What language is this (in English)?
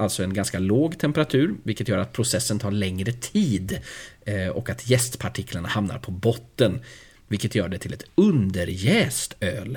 Swedish